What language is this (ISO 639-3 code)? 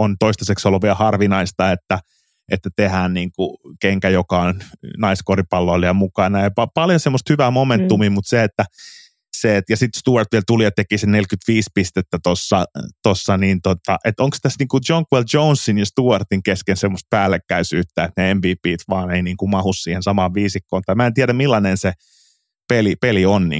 fin